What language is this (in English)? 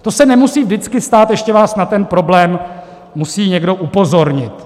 Czech